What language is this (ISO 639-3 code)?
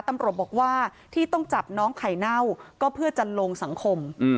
tha